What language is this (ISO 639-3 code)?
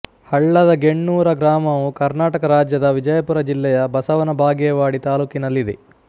kan